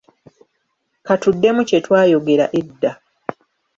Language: Ganda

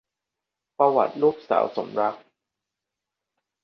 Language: Thai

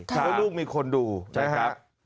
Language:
Thai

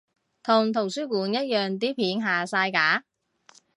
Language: Cantonese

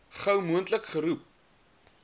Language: Afrikaans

